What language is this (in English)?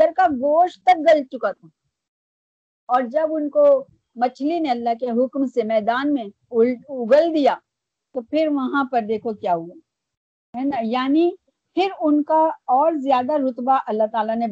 Urdu